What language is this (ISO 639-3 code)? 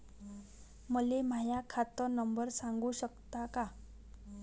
mar